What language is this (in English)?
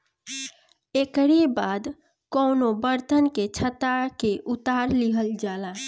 Bhojpuri